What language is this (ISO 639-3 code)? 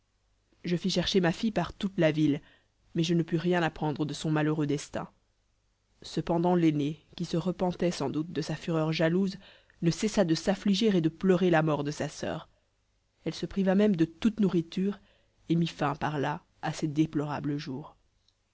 fra